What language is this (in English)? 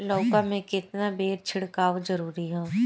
Bhojpuri